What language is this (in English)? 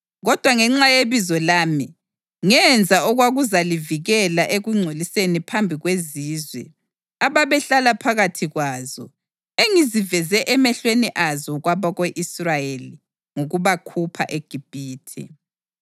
North Ndebele